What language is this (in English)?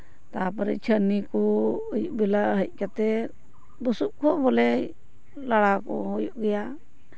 Santali